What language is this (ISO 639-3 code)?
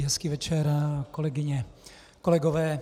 ces